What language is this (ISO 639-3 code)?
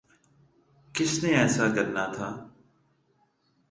urd